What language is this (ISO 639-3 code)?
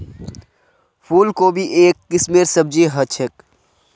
mag